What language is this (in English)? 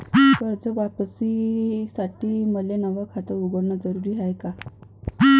Marathi